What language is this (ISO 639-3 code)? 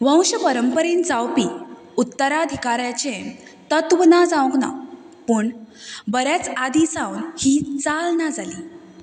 kok